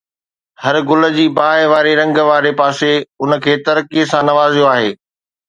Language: Sindhi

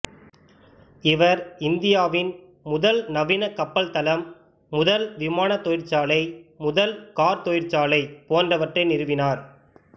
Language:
Tamil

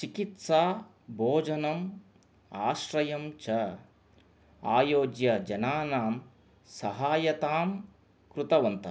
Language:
Sanskrit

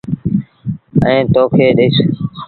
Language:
Sindhi Bhil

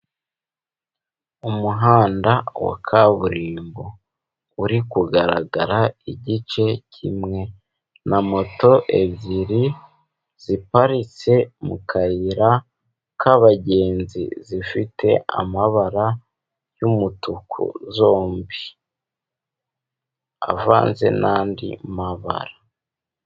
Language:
Kinyarwanda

